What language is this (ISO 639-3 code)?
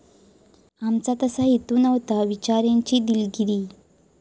mar